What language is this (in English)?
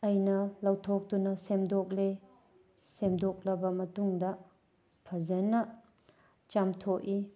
Manipuri